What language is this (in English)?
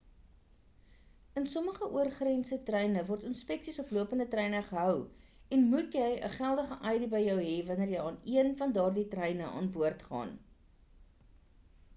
Afrikaans